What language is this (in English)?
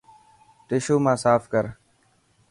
Dhatki